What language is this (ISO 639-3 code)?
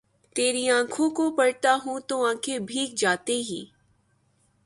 urd